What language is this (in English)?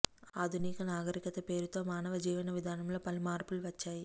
Telugu